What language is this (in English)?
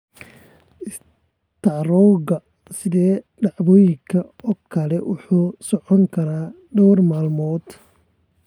Somali